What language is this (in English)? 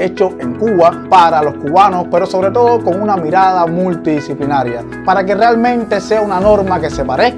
Spanish